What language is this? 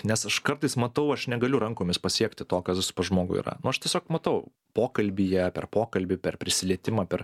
Lithuanian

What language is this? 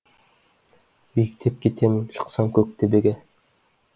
Kazakh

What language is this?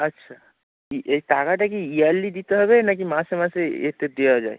Bangla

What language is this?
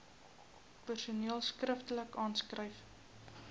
Afrikaans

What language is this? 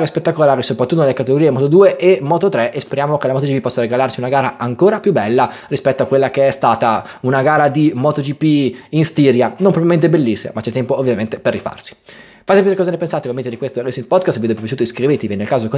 Italian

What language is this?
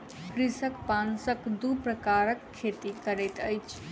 Maithili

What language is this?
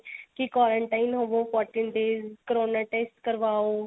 Punjabi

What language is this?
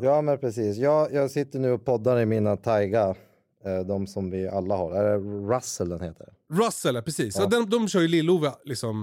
Swedish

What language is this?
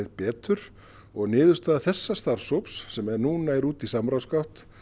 Icelandic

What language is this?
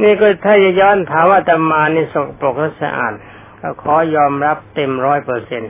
Thai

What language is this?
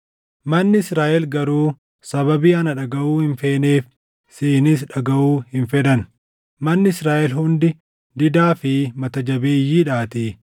Oromo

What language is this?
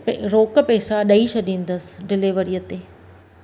Sindhi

